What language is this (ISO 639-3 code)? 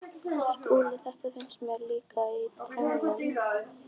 isl